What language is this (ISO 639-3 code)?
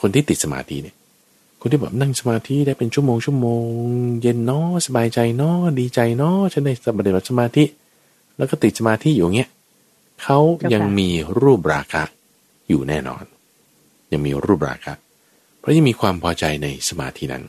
tha